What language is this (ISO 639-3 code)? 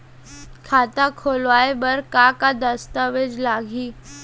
hne